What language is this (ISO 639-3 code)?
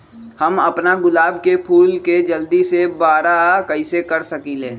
mag